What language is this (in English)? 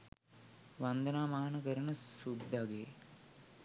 Sinhala